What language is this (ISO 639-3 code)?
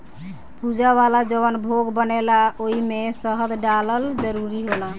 bho